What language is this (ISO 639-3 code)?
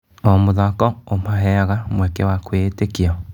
kik